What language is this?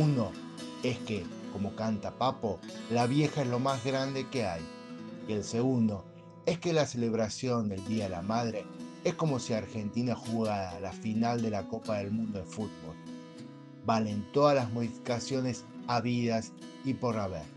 Spanish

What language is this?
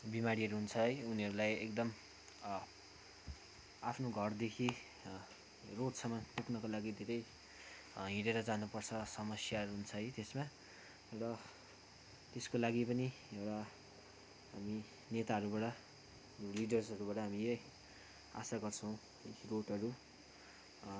Nepali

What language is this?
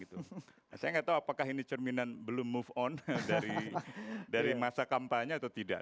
Indonesian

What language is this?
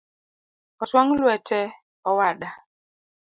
Luo (Kenya and Tanzania)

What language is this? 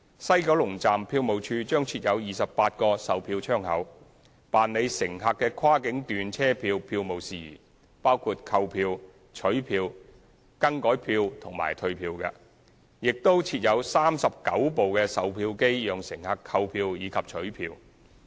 Cantonese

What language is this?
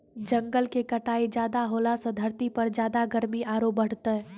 Maithili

